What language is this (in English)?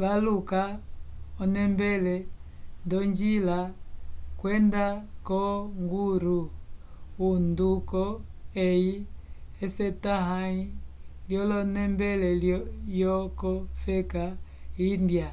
Umbundu